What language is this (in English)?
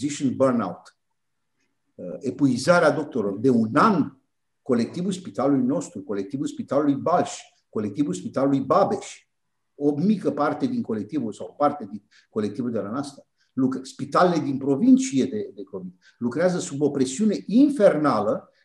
Romanian